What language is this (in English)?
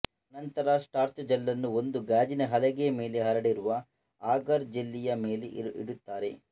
Kannada